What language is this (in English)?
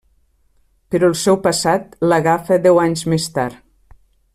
Catalan